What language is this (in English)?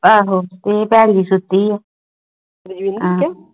Punjabi